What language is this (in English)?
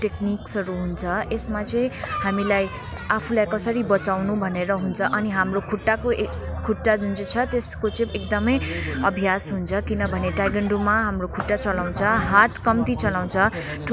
Nepali